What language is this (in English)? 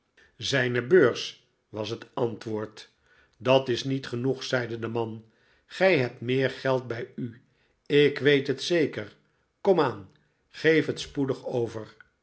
Dutch